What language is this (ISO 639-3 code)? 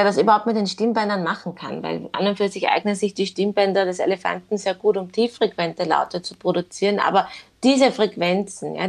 deu